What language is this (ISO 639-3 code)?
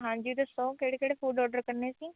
pan